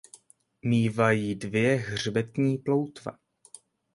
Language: Czech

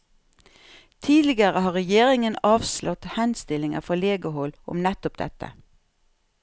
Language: Norwegian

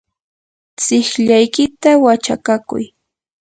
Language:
Yanahuanca Pasco Quechua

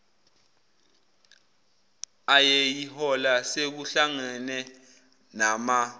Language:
Zulu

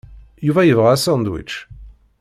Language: Kabyle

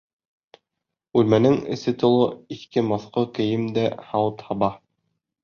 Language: Bashkir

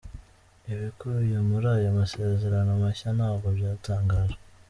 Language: Kinyarwanda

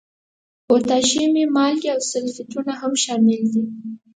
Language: Pashto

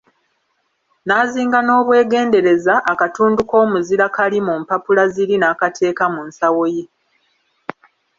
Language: Ganda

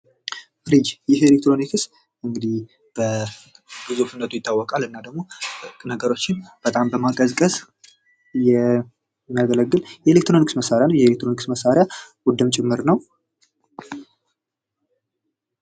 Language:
Amharic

